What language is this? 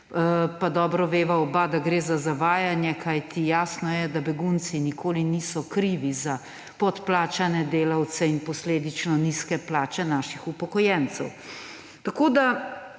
Slovenian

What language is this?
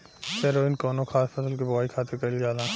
Bhojpuri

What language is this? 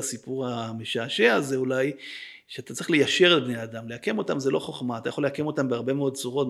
Hebrew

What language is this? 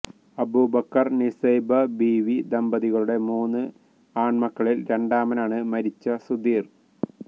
Malayalam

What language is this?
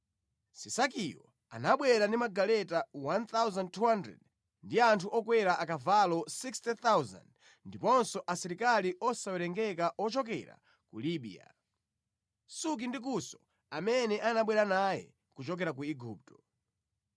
Nyanja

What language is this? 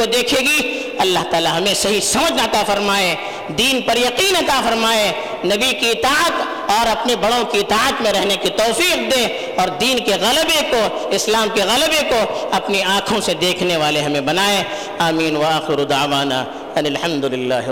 Urdu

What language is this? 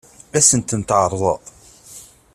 Kabyle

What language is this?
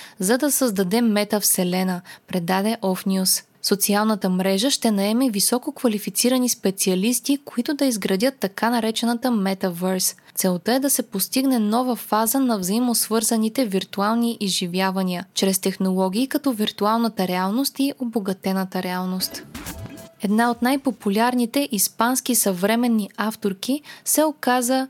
Bulgarian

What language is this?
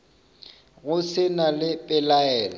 Northern Sotho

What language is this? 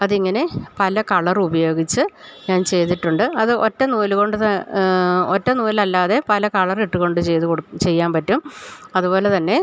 Malayalam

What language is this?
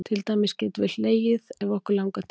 Icelandic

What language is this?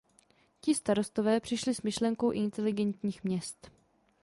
Czech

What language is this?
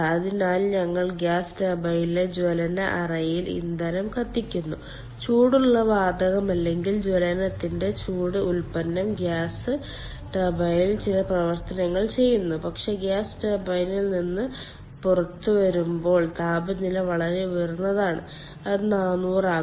Malayalam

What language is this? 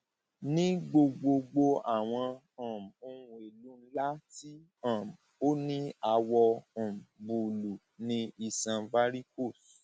Yoruba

